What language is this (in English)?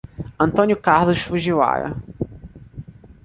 Portuguese